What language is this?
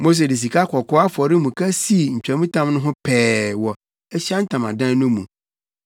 Akan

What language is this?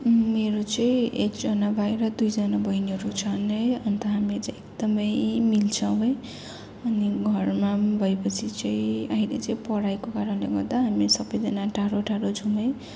Nepali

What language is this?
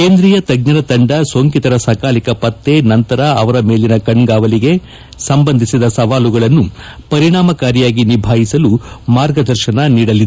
Kannada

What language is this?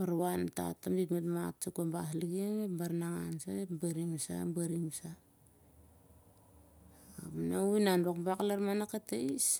Siar-Lak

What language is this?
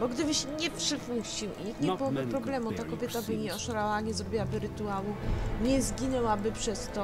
Polish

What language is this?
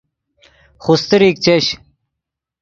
Yidgha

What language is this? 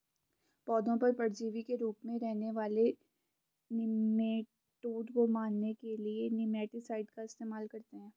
Hindi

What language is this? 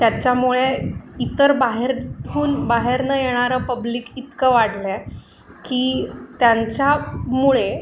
Marathi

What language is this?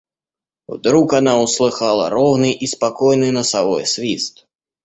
Russian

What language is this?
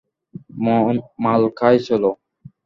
Bangla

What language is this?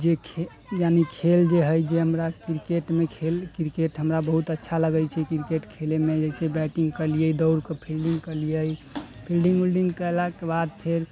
Maithili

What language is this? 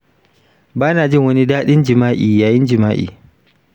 Hausa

